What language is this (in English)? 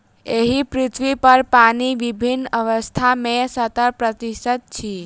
Maithili